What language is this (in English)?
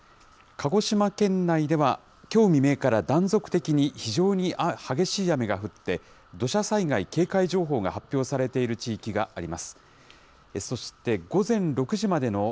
Japanese